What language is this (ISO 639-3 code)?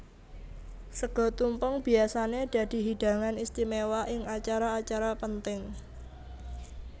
jav